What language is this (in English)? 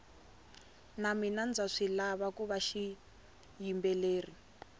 Tsonga